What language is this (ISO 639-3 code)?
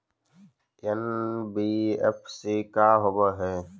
mag